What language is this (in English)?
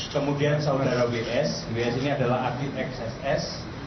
Indonesian